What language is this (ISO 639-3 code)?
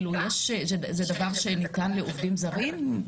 heb